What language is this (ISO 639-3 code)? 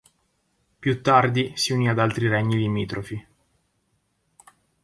ita